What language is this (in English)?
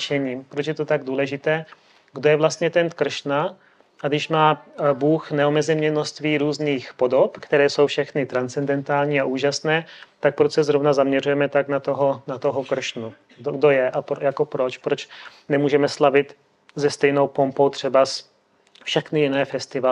Czech